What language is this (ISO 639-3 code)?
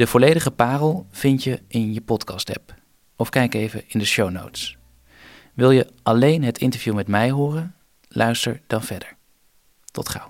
nld